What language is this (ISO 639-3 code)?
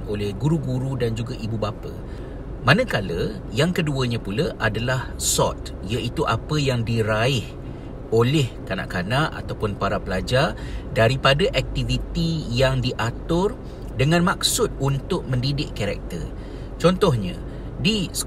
msa